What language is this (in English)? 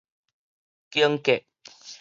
Min Nan Chinese